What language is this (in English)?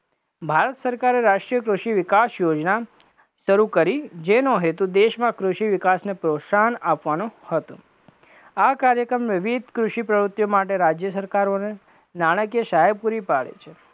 Gujarati